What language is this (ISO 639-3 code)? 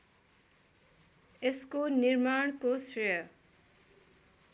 nep